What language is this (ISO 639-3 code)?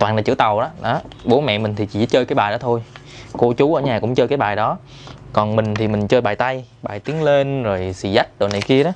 vie